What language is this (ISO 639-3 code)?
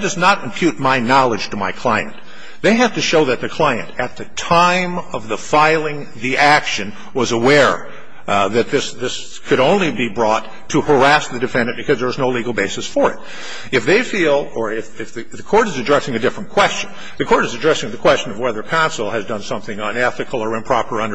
eng